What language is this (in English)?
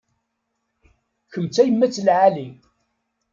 Kabyle